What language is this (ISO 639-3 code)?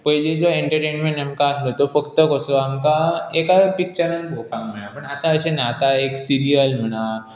kok